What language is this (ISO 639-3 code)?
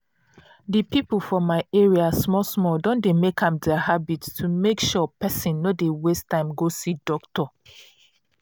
pcm